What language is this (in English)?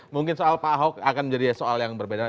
Indonesian